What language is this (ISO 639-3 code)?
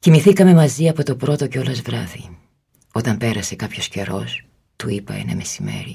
ell